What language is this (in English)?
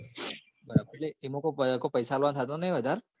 Gujarati